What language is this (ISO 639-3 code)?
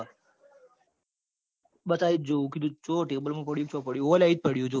guj